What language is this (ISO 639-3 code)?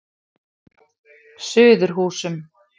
isl